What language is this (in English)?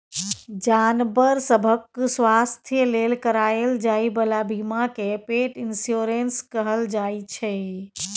Maithili